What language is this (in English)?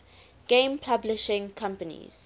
English